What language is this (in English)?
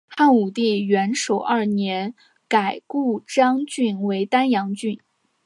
Chinese